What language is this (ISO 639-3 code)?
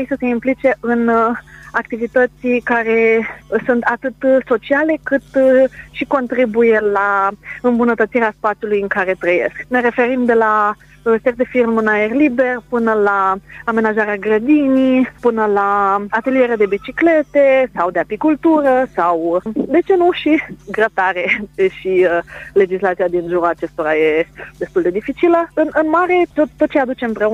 ron